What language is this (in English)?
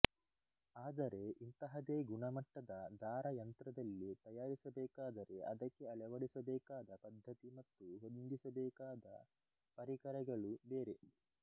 Kannada